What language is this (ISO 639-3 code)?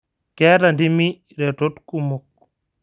mas